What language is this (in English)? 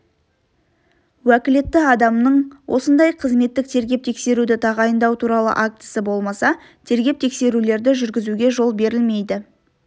Kazakh